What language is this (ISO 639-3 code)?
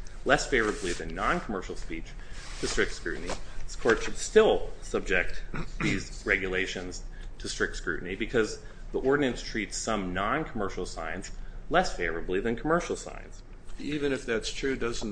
eng